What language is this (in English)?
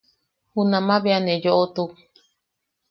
Yaqui